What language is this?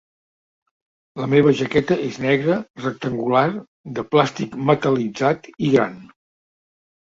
Catalan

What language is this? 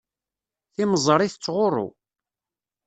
Kabyle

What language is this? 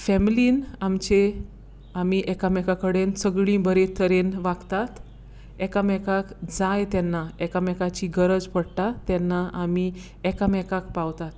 Konkani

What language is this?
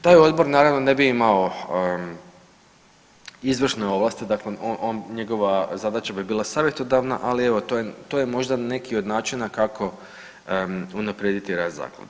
Croatian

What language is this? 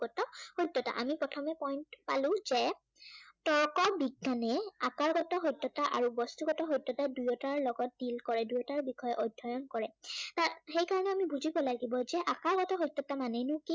Assamese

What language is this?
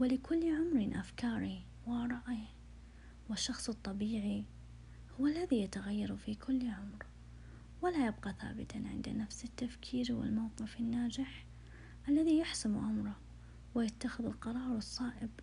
Arabic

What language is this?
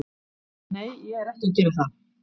Icelandic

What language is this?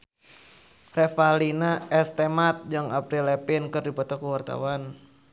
Sundanese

